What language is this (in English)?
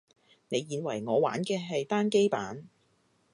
Cantonese